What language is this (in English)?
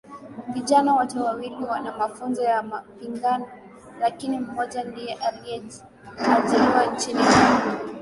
Swahili